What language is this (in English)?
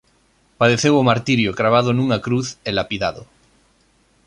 Galician